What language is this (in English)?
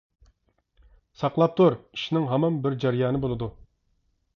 Uyghur